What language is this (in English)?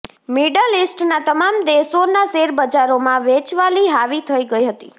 Gujarati